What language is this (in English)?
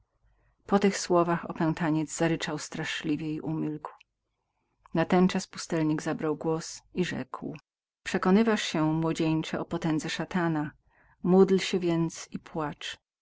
Polish